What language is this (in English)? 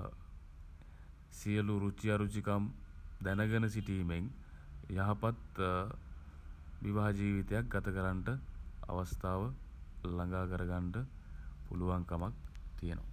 Sinhala